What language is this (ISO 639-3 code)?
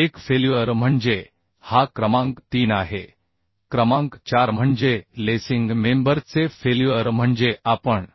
mar